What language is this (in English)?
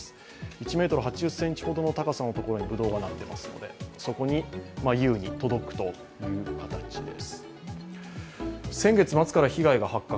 Japanese